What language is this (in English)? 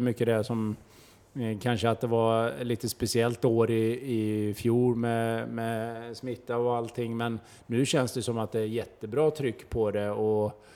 Swedish